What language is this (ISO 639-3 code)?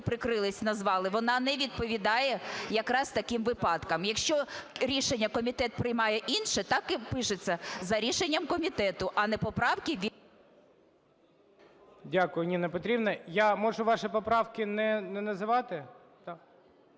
ukr